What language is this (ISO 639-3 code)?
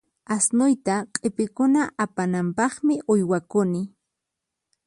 qxp